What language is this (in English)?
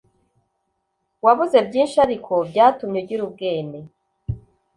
Kinyarwanda